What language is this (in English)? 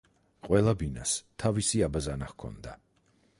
Georgian